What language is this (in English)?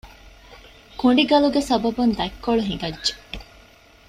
Divehi